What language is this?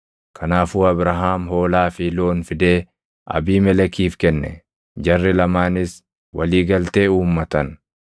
Oromo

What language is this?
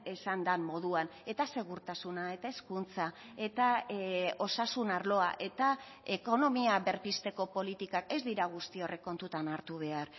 Basque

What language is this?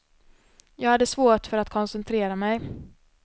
Swedish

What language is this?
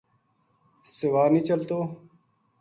Gujari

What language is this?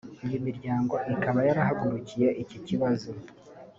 Kinyarwanda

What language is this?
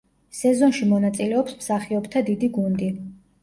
Georgian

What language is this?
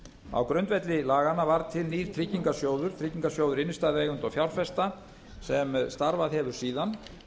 Icelandic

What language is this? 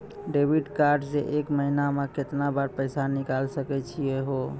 Maithili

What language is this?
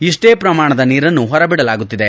Kannada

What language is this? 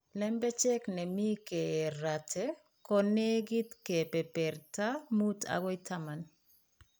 Kalenjin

